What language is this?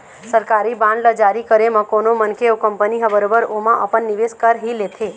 Chhattisgarhi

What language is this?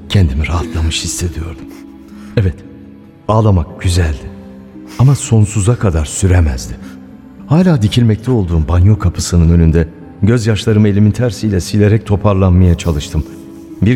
Turkish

